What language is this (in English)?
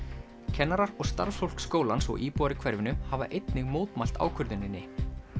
Icelandic